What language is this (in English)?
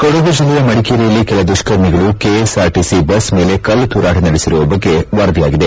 Kannada